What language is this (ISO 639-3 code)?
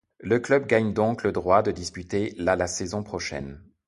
fra